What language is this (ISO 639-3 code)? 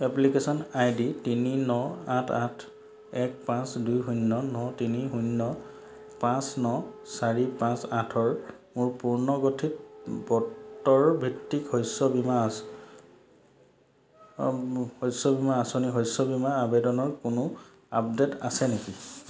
asm